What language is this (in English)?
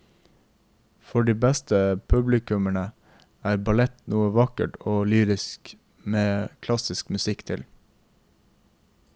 Norwegian